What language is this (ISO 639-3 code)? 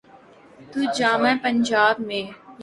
urd